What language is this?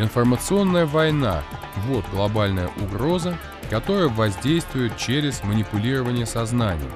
Russian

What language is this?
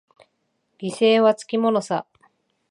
Japanese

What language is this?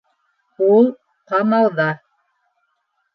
Bashkir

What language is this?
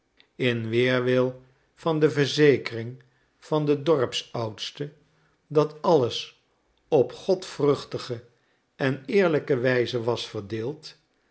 Dutch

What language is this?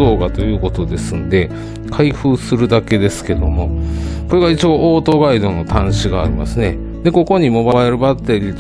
Japanese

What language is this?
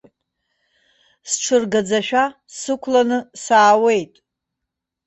Abkhazian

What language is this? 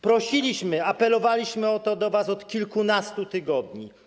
Polish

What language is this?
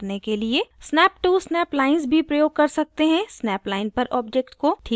Hindi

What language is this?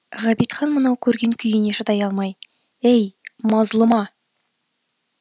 Kazakh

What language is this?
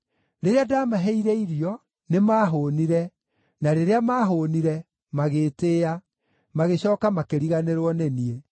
Kikuyu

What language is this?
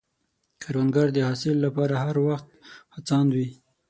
Pashto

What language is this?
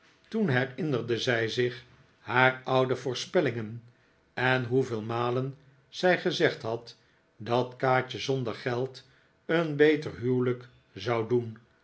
Dutch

